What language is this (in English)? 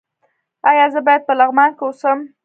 Pashto